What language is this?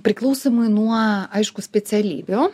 Lithuanian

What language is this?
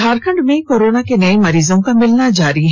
Hindi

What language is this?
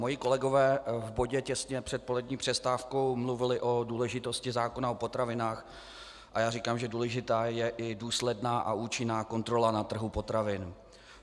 Czech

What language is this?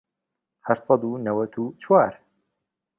Central Kurdish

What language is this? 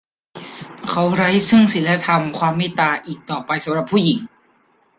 Thai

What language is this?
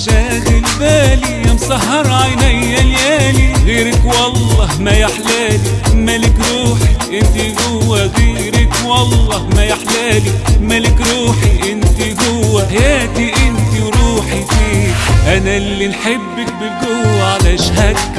Arabic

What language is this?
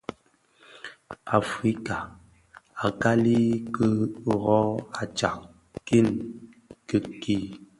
Bafia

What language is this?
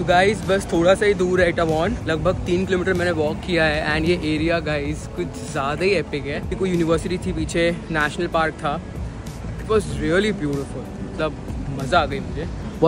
Hindi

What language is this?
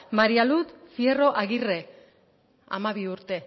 Basque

